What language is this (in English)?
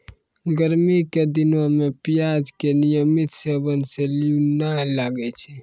Maithili